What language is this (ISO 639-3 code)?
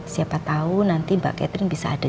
ind